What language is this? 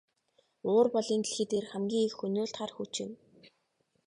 Mongolian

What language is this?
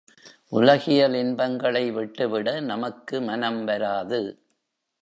Tamil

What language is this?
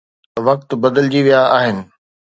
Sindhi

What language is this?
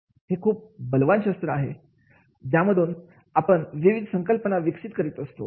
Marathi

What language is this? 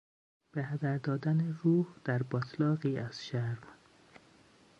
Persian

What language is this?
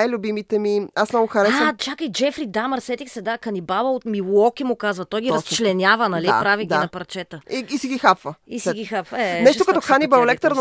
Bulgarian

